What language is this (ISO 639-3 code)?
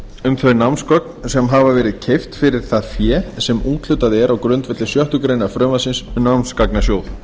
isl